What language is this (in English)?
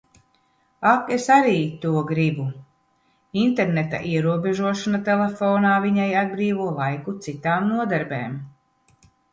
Latvian